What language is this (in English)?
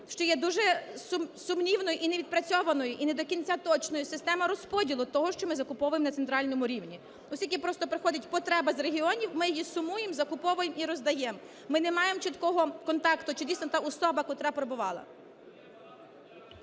Ukrainian